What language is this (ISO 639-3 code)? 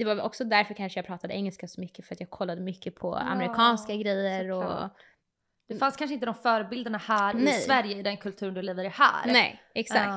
swe